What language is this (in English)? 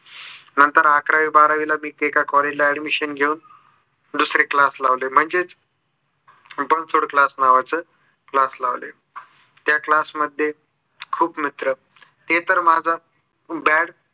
Marathi